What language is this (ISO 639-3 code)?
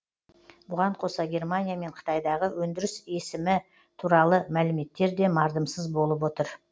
kaz